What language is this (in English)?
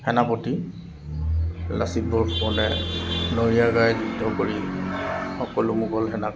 Assamese